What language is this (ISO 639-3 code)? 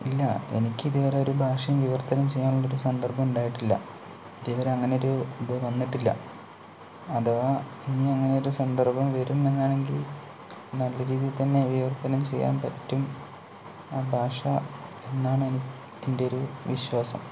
mal